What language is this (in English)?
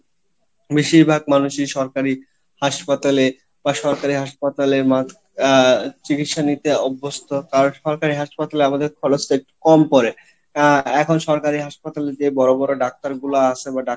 Bangla